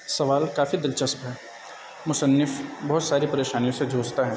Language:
Urdu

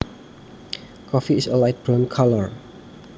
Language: Javanese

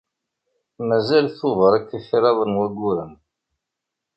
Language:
Kabyle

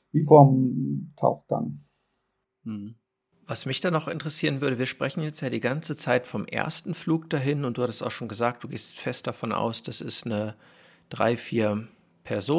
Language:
German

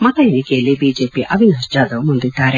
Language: Kannada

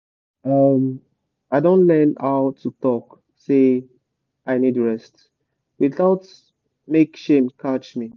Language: Nigerian Pidgin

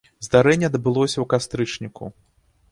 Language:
Belarusian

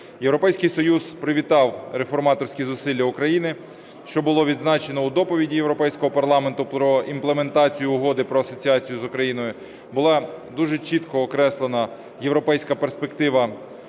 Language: Ukrainian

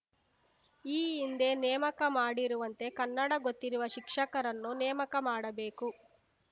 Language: Kannada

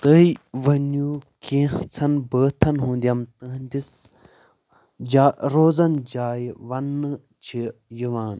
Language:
Kashmiri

